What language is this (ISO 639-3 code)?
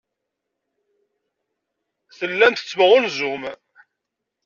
kab